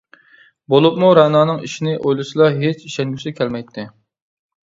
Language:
Uyghur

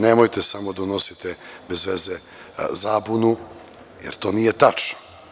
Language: Serbian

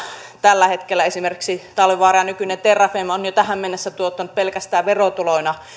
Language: Finnish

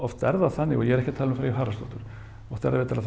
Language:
Icelandic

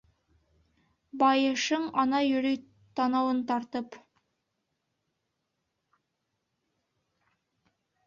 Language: Bashkir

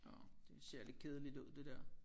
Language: Danish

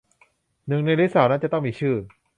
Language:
Thai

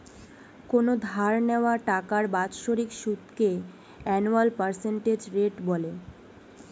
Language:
Bangla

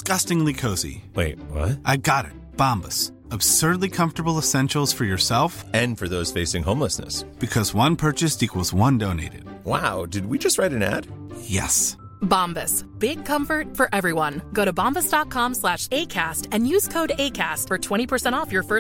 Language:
English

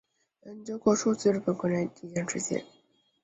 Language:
Chinese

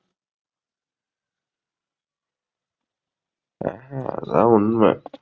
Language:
Tamil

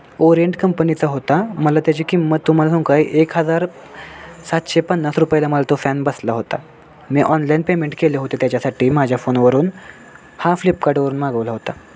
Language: Marathi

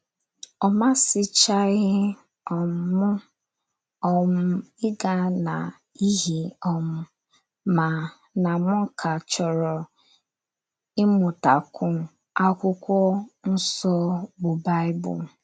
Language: Igbo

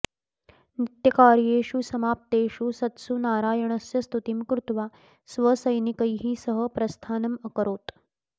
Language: Sanskrit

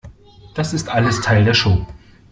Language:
German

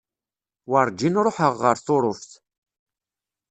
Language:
Kabyle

